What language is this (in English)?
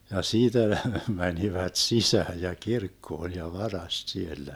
Finnish